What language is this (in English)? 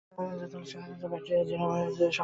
Bangla